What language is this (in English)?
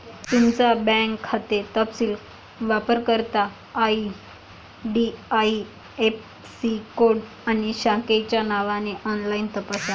Marathi